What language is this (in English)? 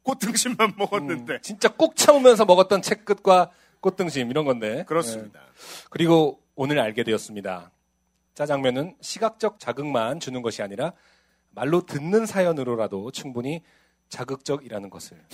Korean